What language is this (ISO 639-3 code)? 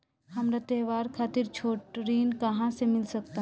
bho